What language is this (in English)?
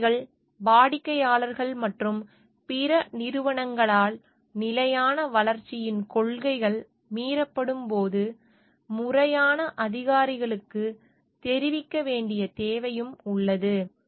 Tamil